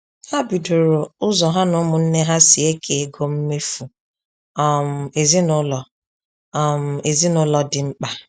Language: Igbo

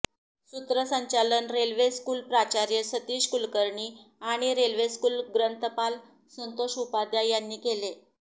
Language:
Marathi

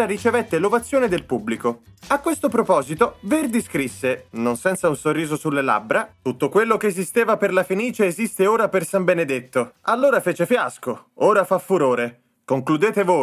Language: Italian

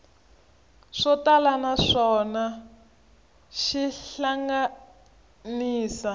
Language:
Tsonga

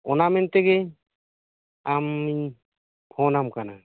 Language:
Santali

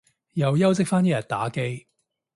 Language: Cantonese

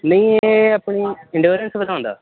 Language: Punjabi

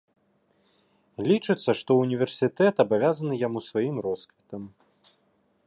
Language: Belarusian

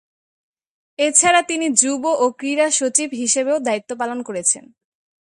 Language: Bangla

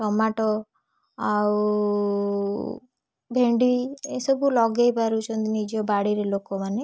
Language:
Odia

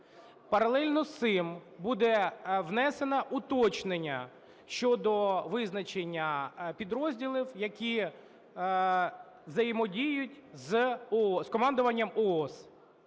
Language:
Ukrainian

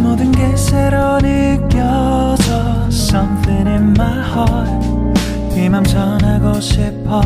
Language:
Korean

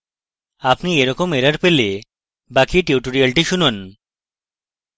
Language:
Bangla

